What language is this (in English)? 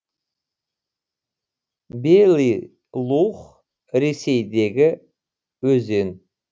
Kazakh